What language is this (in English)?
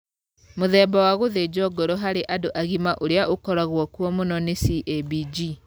Kikuyu